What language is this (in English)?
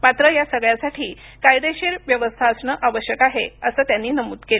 Marathi